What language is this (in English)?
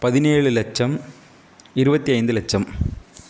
Tamil